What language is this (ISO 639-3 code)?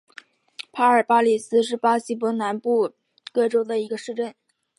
zho